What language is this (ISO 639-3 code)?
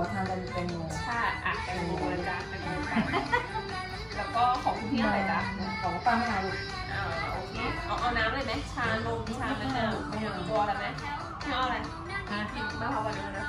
tha